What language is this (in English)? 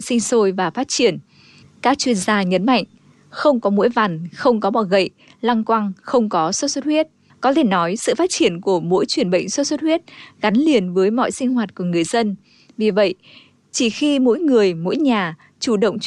Vietnamese